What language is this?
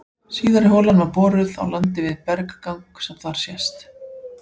Icelandic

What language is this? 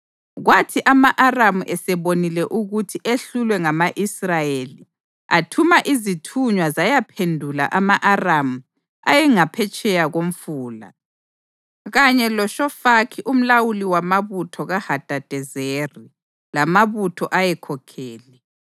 North Ndebele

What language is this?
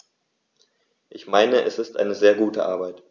German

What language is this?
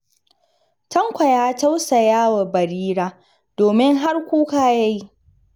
Hausa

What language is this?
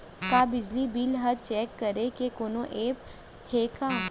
Chhattisgarhi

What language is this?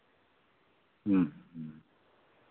Santali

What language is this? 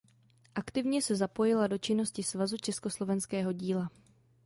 Czech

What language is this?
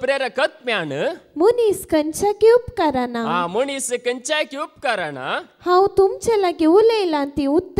Romanian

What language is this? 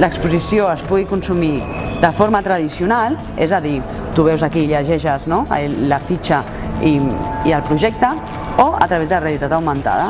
Catalan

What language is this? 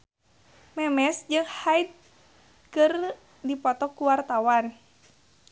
Sundanese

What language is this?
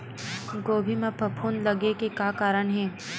Chhattisgarhi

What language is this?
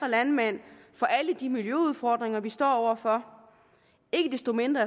Danish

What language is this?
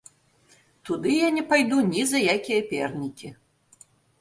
Belarusian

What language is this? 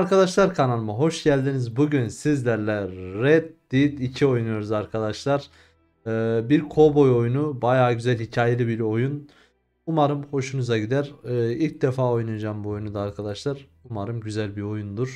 Turkish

